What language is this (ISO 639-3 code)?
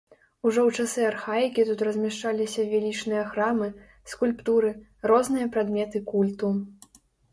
bel